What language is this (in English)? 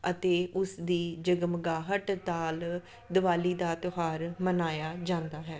Punjabi